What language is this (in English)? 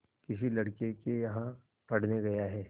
Hindi